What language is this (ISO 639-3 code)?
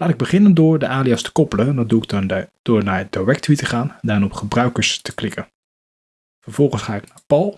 nld